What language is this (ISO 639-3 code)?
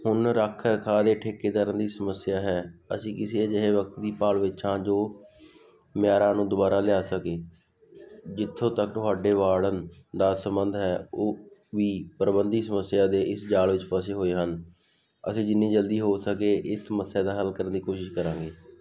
pan